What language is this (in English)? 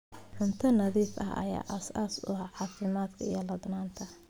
Somali